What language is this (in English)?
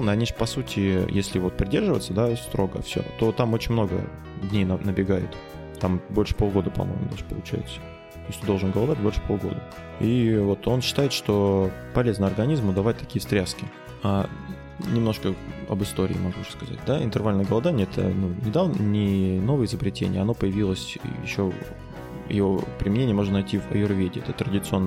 Russian